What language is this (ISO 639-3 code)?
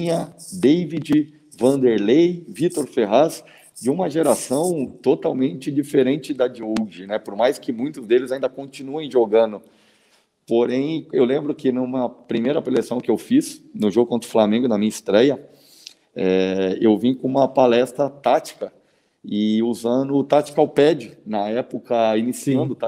por